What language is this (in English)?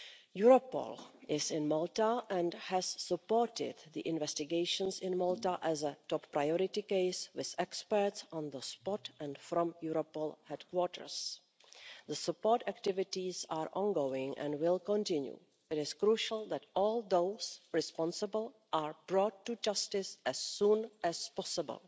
English